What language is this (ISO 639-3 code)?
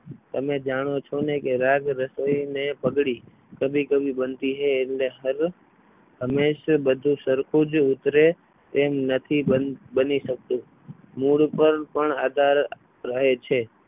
guj